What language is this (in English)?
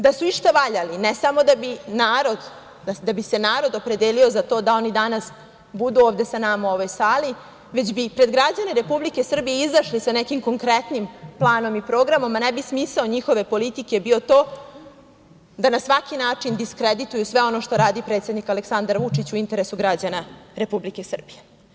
Serbian